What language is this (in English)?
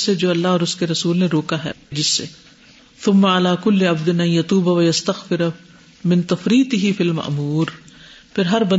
Urdu